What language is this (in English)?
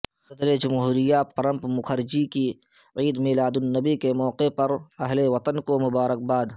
Urdu